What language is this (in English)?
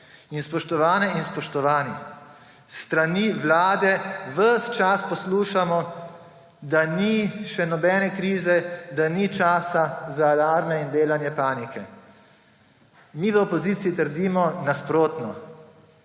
Slovenian